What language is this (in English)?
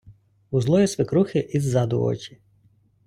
Ukrainian